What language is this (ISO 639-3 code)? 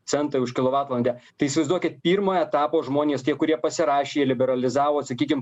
lit